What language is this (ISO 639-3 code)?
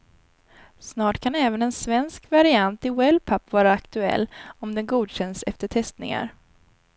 swe